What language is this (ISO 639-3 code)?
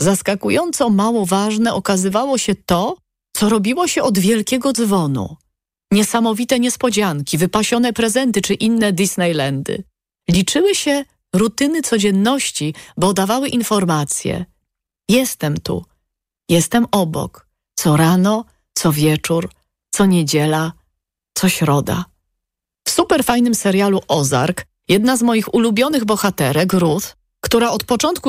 pol